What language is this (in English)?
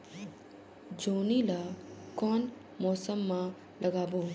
Chhattisgarhi